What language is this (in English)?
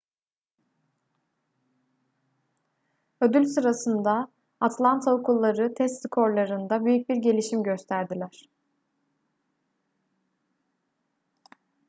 Turkish